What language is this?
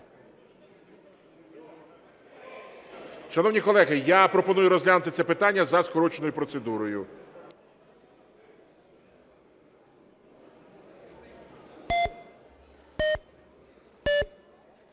Ukrainian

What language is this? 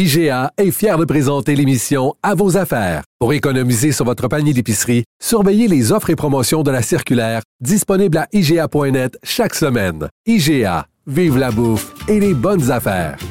French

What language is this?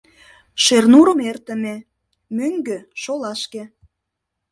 Mari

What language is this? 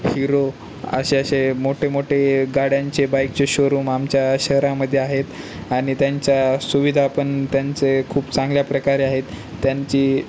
Marathi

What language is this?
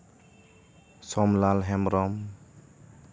Santali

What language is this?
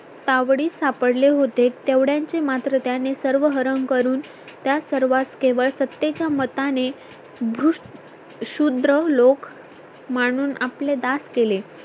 Marathi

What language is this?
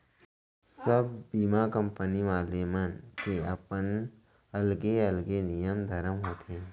Chhattisgarhi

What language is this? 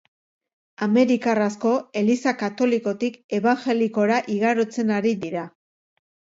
Basque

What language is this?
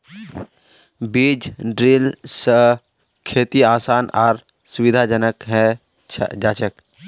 Magahi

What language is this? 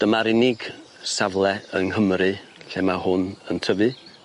Welsh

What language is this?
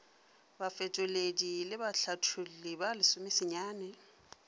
Northern Sotho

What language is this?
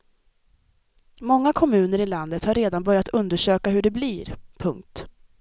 Swedish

